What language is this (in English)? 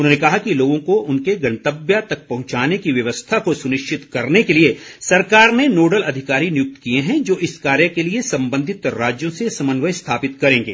Hindi